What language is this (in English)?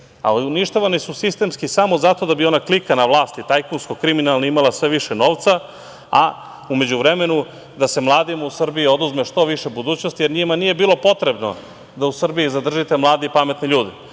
Serbian